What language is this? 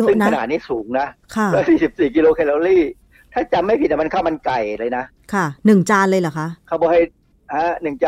Thai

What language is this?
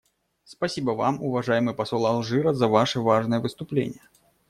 Russian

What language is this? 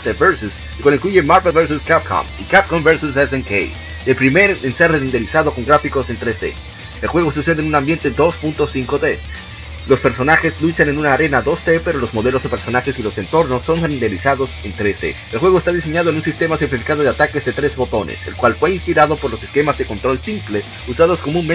Spanish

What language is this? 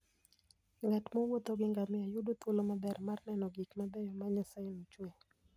Luo (Kenya and Tanzania)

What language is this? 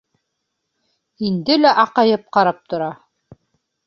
Bashkir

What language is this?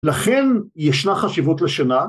Hebrew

